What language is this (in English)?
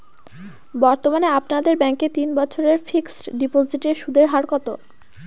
Bangla